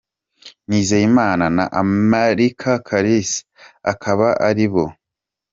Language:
Kinyarwanda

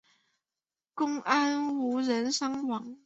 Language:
Chinese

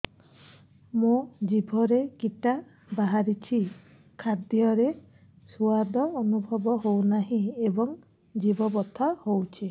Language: Odia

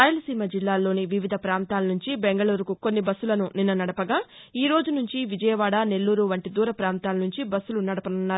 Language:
Telugu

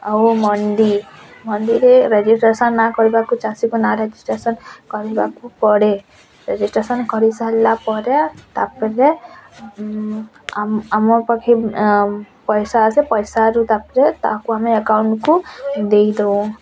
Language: Odia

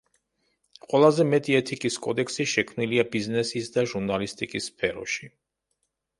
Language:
Georgian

